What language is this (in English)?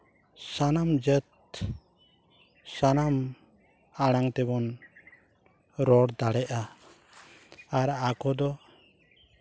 Santali